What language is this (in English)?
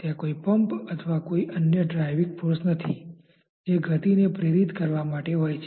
Gujarati